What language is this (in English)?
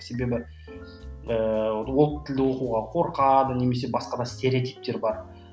Kazakh